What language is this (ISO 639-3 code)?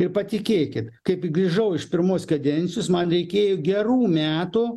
lit